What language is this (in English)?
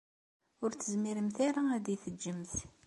Kabyle